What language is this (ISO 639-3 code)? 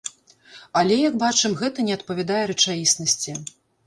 bel